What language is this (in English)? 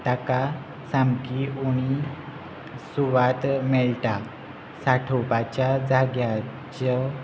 Konkani